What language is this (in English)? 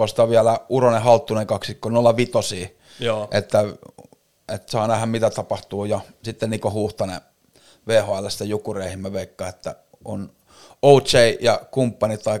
Finnish